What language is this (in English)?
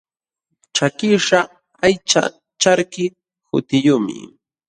Jauja Wanca Quechua